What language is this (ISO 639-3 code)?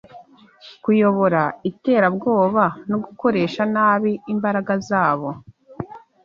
kin